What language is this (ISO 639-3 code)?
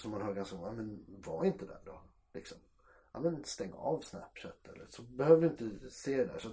swe